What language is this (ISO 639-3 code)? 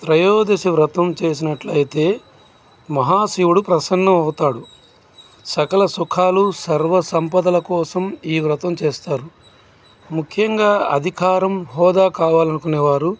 tel